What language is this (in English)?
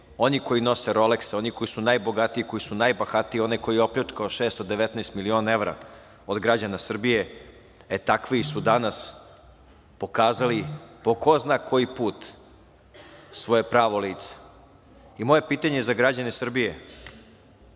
Serbian